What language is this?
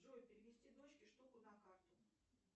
Russian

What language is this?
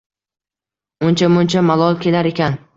Uzbek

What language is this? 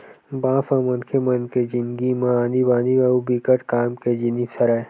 Chhattisgarhi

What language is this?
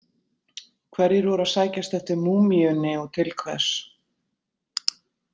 Icelandic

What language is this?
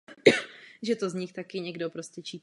Czech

